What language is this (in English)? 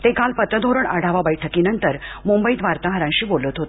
Marathi